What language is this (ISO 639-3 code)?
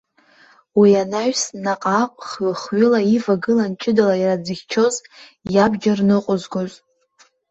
abk